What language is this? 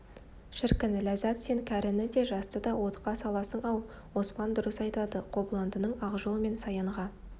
Kazakh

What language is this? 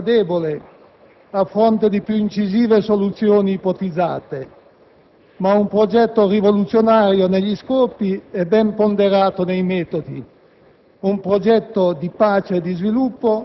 Italian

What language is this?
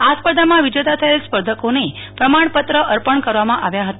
Gujarati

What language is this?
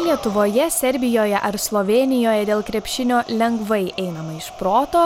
Lithuanian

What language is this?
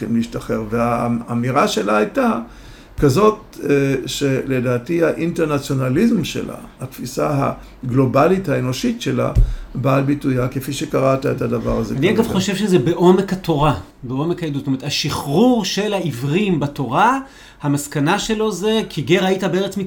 Hebrew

